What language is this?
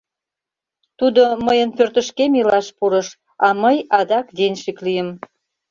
Mari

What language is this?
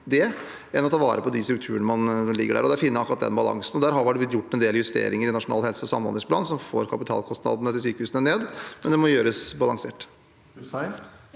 Norwegian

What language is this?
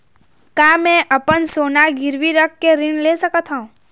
Chhattisgarhi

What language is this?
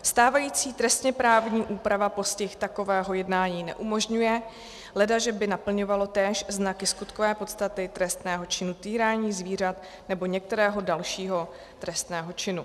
Czech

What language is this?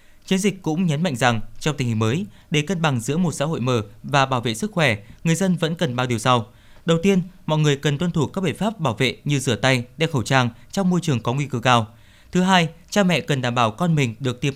Vietnamese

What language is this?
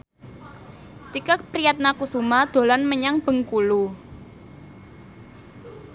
Javanese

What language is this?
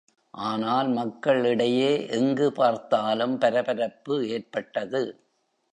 Tamil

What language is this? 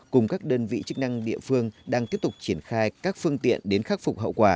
Vietnamese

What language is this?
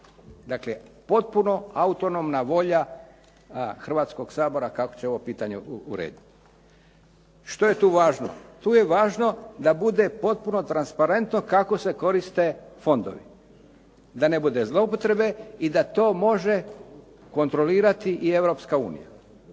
Croatian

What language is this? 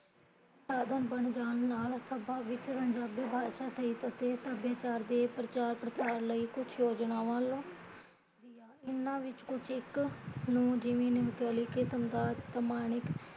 Punjabi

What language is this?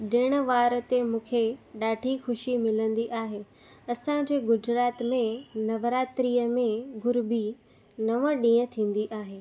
Sindhi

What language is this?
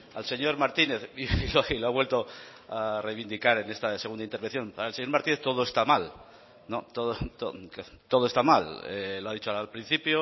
Spanish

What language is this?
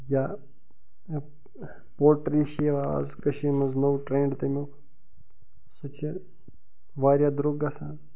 Kashmiri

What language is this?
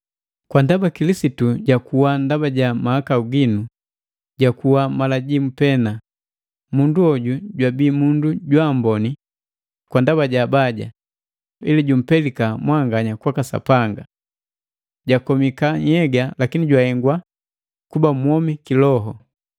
Matengo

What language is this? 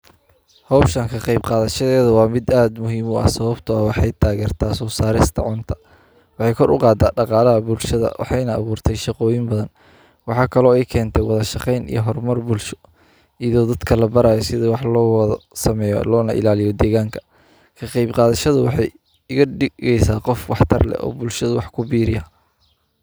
Somali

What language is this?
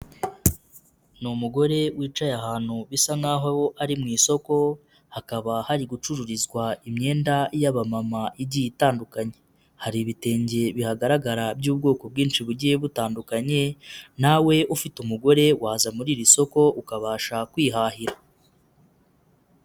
Kinyarwanda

